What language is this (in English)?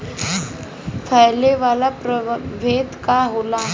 Bhojpuri